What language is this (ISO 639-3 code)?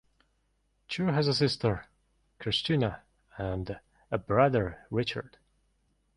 eng